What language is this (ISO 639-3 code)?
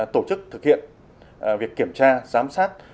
vie